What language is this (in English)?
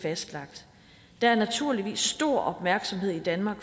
Danish